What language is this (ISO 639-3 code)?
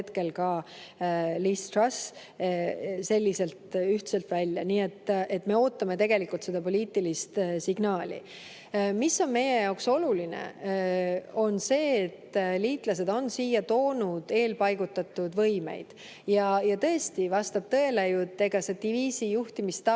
est